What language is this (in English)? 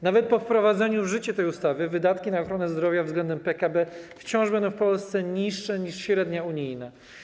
Polish